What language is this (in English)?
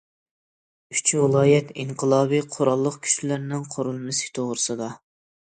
Uyghur